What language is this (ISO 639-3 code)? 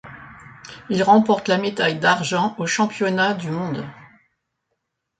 fra